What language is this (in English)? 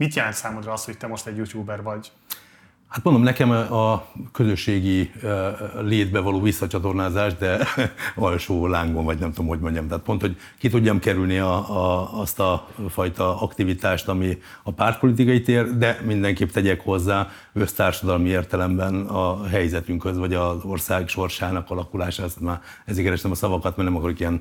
Hungarian